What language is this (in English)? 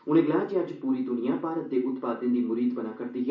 Dogri